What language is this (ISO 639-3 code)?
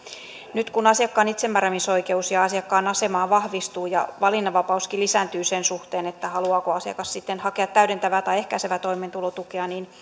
fin